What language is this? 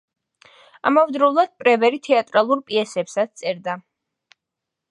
Georgian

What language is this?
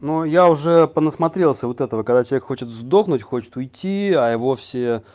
Russian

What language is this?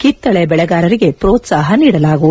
Kannada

